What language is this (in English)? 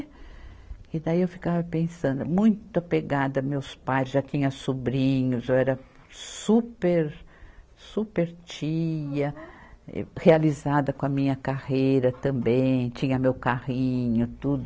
Portuguese